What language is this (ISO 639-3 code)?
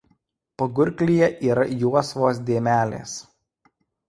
lit